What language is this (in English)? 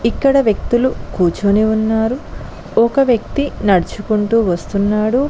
Telugu